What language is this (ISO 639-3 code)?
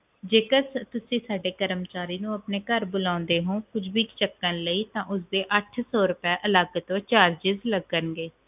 pan